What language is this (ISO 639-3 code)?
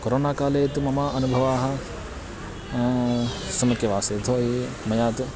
san